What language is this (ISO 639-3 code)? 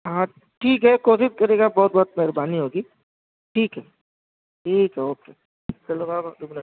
urd